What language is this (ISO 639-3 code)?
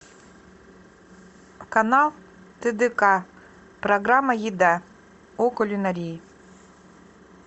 rus